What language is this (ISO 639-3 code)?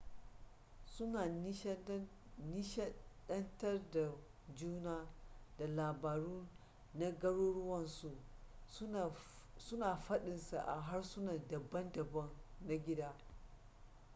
hau